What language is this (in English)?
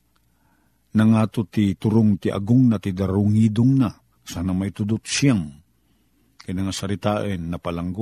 Filipino